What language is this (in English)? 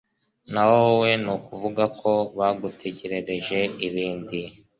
Kinyarwanda